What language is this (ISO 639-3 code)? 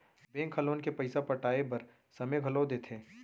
hne